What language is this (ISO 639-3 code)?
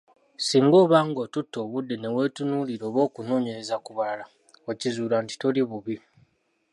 lug